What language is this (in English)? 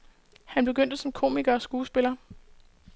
Danish